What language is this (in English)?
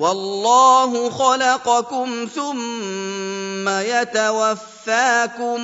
Arabic